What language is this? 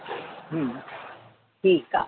Sindhi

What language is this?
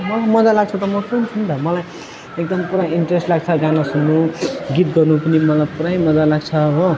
Nepali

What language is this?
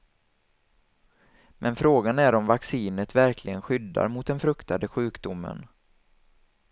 Swedish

